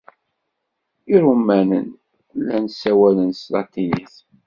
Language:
Kabyle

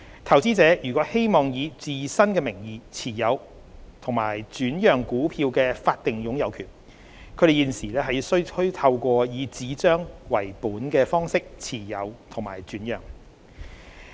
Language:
Cantonese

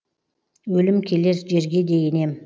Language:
Kazakh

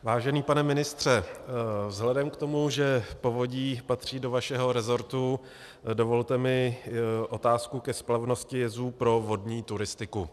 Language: Czech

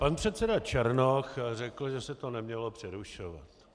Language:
Czech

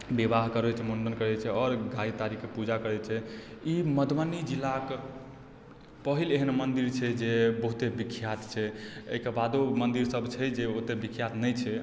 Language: Maithili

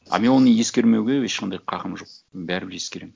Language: Kazakh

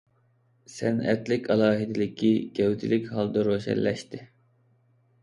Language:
Uyghur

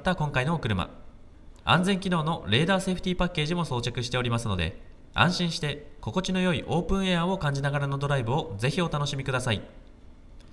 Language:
Japanese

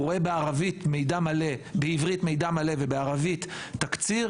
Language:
Hebrew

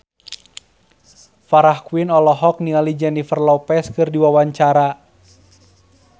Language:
Sundanese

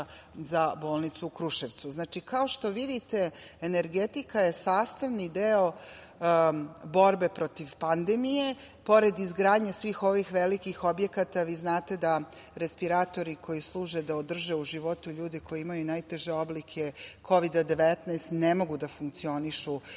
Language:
Serbian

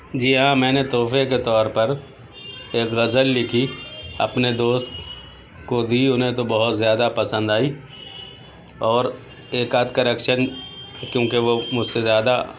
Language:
Urdu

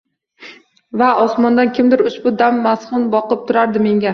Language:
Uzbek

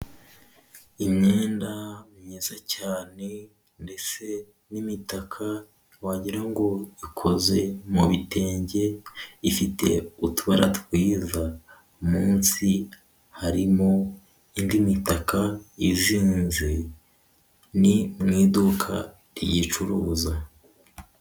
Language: Kinyarwanda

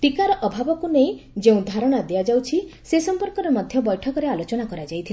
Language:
Odia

